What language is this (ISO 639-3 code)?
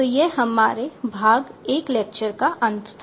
hin